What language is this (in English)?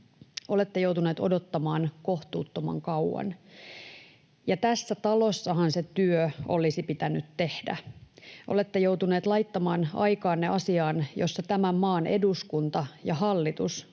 Finnish